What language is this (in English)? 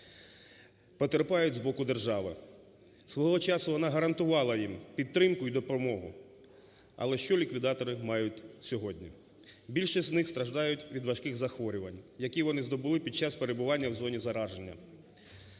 Ukrainian